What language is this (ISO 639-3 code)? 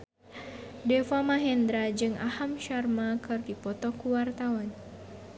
sun